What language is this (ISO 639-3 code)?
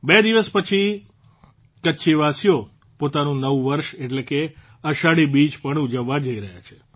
guj